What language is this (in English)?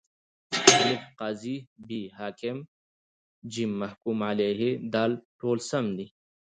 Pashto